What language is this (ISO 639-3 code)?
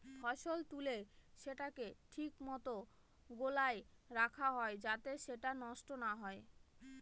ben